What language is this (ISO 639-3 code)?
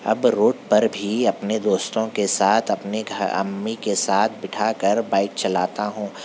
urd